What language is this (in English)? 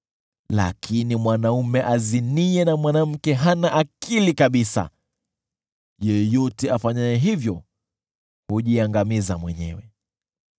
Swahili